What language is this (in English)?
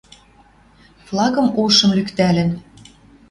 Western Mari